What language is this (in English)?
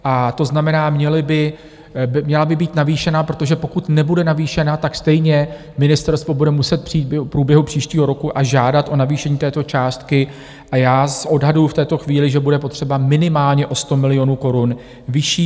Czech